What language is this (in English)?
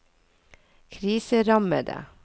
Norwegian